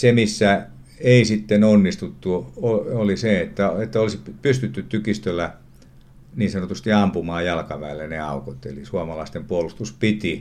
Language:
Finnish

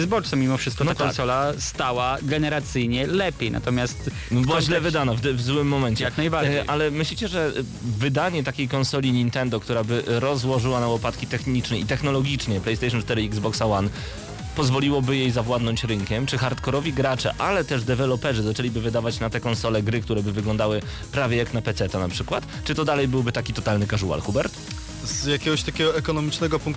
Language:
Polish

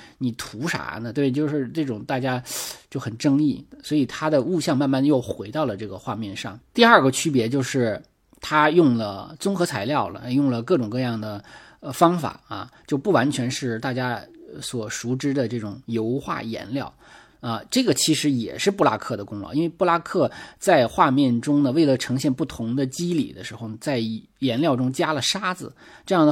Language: Chinese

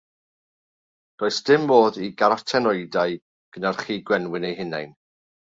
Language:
Welsh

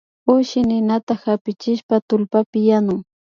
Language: Imbabura Highland Quichua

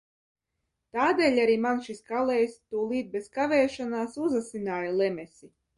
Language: Latvian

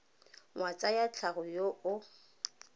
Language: Tswana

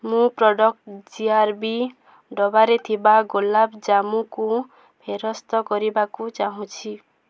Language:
Odia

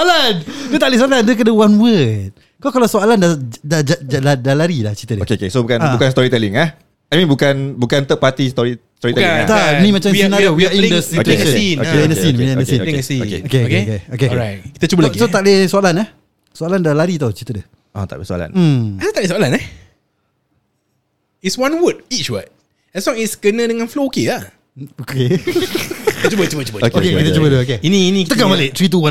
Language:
Malay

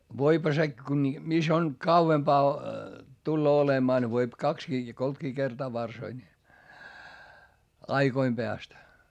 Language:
Finnish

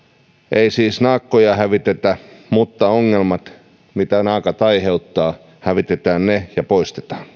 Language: Finnish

